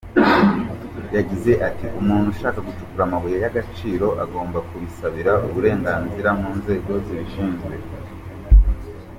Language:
Kinyarwanda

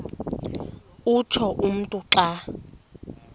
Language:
Xhosa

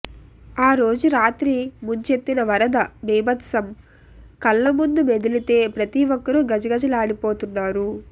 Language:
Telugu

